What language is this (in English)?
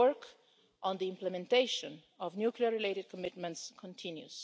English